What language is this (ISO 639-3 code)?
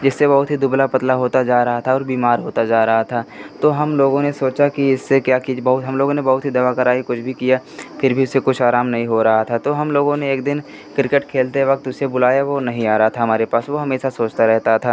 hin